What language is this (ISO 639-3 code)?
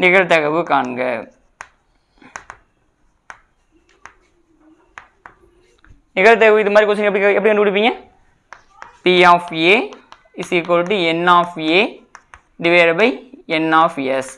tam